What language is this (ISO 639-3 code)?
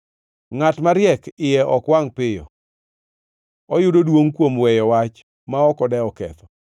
luo